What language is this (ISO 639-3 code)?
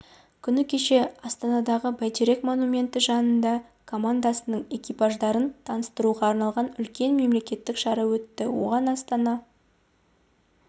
kaz